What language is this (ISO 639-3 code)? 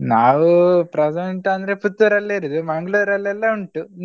kan